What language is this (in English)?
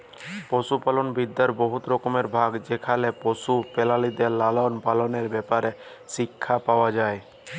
Bangla